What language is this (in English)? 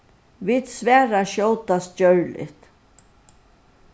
Faroese